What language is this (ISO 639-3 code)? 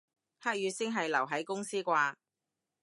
yue